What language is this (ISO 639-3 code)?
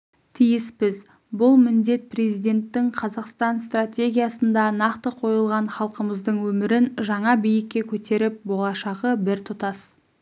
kaz